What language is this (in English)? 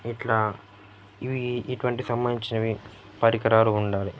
Telugu